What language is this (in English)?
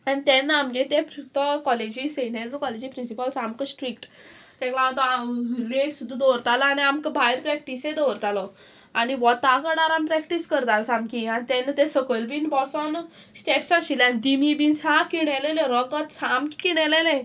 Konkani